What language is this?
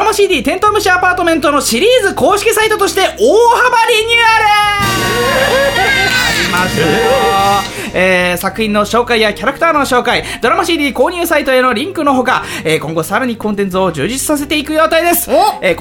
Japanese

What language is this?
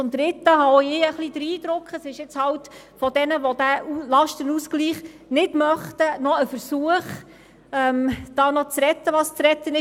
Swiss German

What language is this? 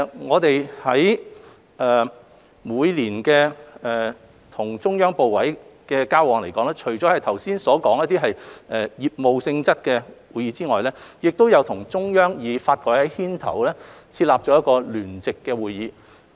Cantonese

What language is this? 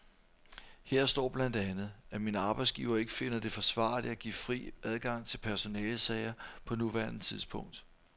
Danish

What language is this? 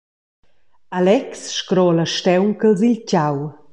Romansh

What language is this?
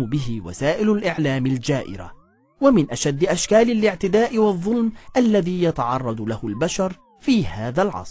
Arabic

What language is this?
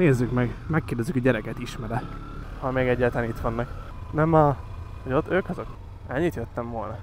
Hungarian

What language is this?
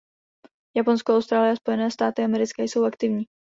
Czech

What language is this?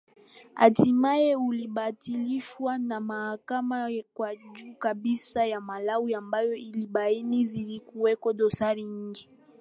Swahili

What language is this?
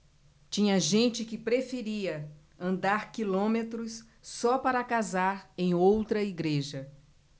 Portuguese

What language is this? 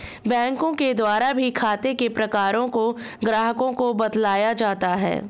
Hindi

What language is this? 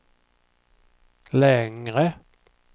Swedish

